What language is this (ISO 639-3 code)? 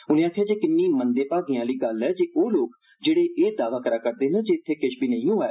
doi